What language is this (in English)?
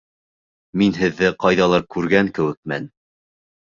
Bashkir